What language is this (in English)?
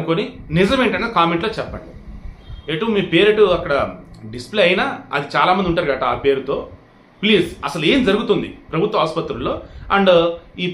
Telugu